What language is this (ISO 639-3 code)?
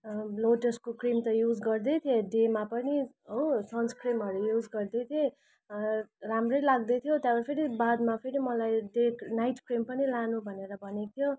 nep